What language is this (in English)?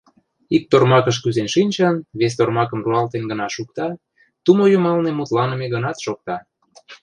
Mari